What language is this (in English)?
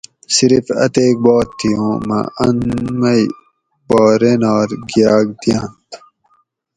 Gawri